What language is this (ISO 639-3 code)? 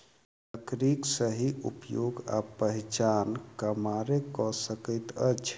mai